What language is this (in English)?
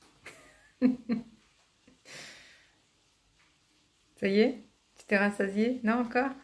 French